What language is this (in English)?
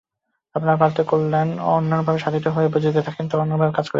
Bangla